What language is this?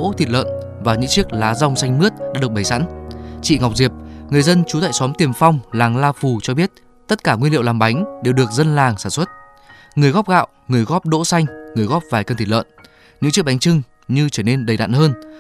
Vietnamese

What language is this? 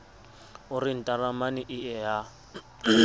Southern Sotho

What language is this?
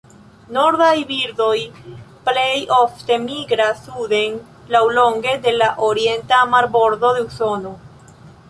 Esperanto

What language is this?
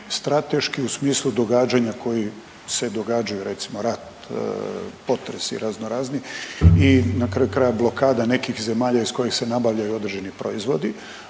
Croatian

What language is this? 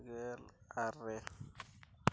Santali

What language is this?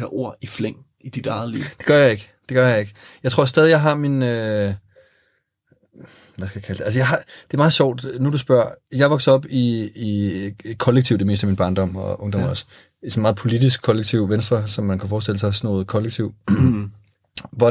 Danish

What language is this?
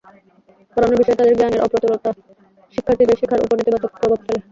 Bangla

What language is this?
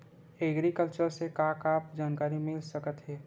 Chhattisgarhi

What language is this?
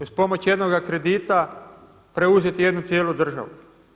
Croatian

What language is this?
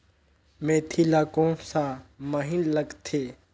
Chhattisgarhi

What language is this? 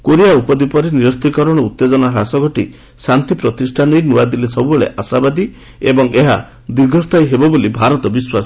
Odia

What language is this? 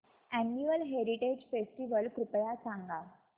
Marathi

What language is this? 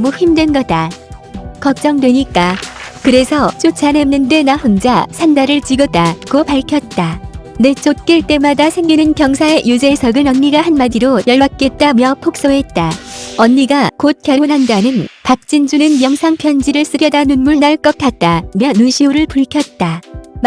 Korean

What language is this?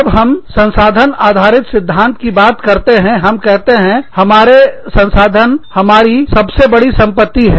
Hindi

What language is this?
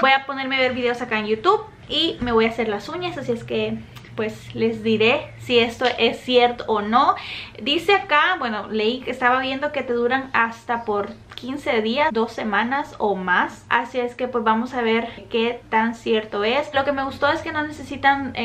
Spanish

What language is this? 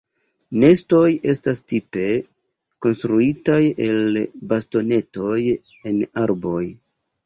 Esperanto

